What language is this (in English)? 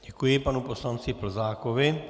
Czech